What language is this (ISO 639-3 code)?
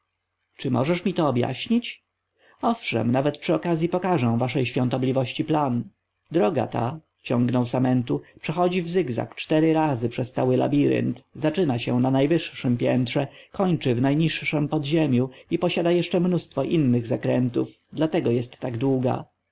pol